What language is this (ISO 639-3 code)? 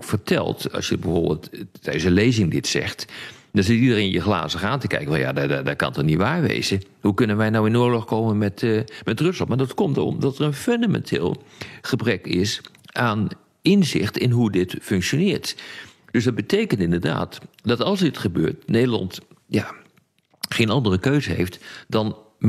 nld